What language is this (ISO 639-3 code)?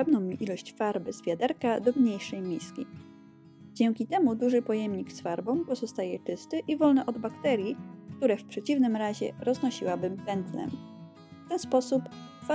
pol